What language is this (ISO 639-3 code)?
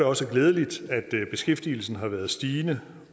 dan